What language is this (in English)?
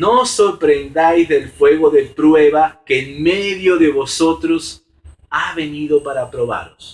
Spanish